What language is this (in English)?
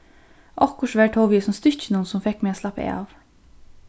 Faroese